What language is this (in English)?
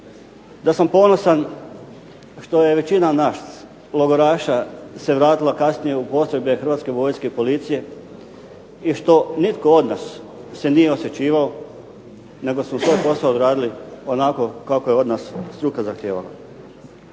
Croatian